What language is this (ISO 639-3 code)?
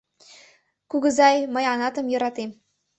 chm